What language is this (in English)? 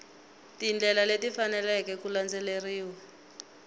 Tsonga